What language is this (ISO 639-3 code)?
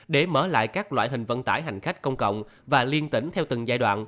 vie